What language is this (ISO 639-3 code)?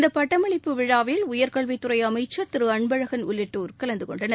tam